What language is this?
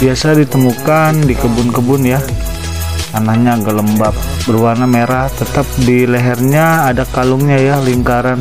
Indonesian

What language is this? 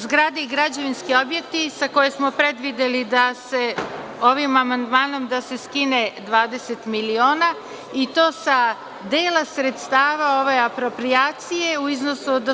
Serbian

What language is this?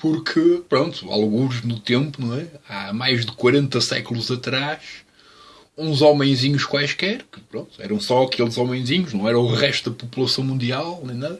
Portuguese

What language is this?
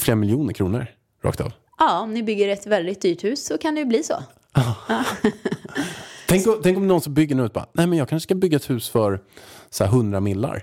Swedish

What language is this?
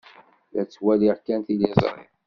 Kabyle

